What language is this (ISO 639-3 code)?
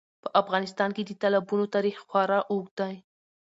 pus